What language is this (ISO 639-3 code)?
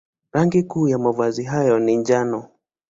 swa